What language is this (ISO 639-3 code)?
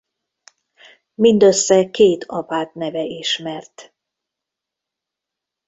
hun